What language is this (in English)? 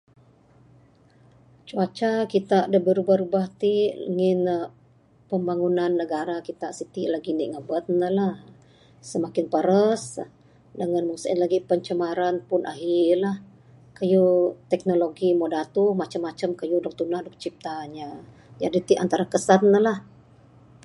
Bukar-Sadung Bidayuh